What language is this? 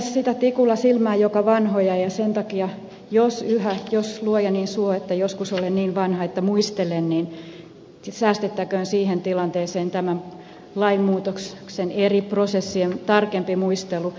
Finnish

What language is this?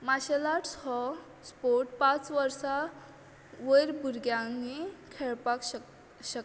Konkani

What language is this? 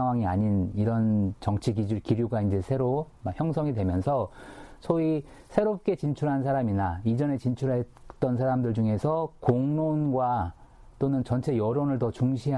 Korean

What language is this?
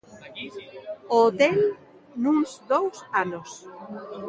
Galician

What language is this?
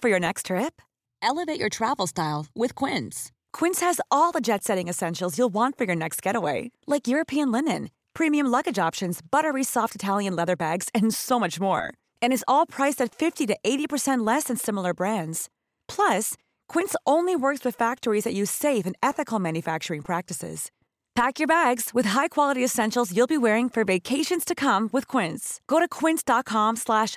Filipino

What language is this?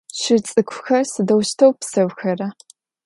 Adyghe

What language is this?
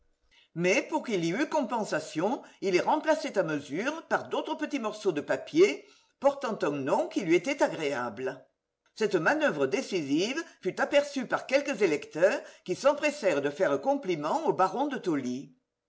French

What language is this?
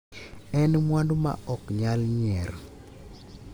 Luo (Kenya and Tanzania)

